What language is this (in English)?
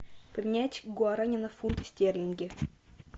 Russian